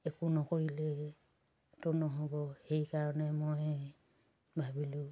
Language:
Assamese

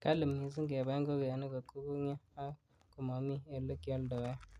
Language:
Kalenjin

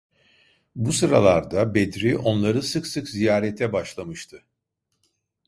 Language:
Turkish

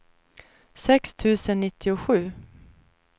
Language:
Swedish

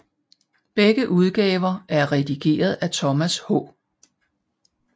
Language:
Danish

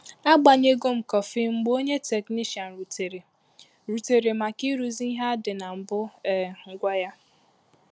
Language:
Igbo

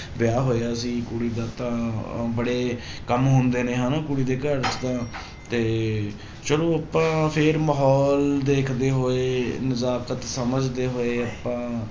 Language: Punjabi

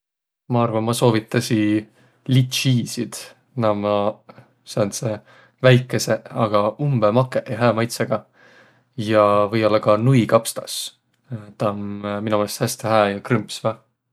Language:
Võro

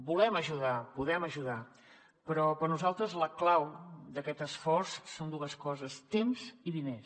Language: Catalan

